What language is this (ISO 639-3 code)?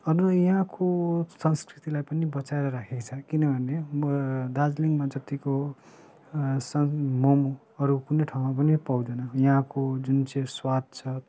nep